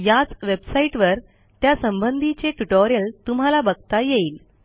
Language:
Marathi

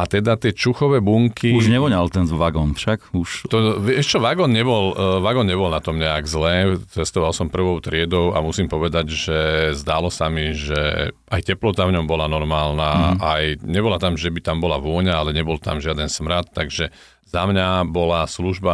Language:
Slovak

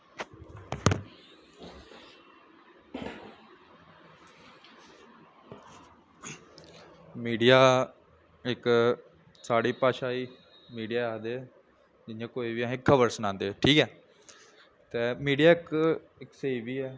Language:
Dogri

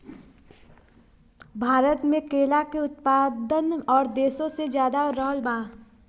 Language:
Bhojpuri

